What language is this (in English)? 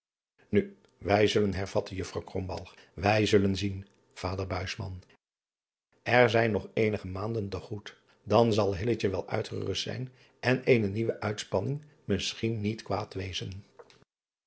Dutch